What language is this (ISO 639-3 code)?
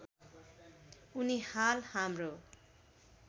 nep